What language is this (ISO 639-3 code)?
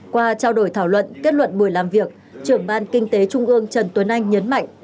vie